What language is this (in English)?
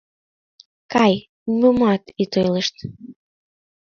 Mari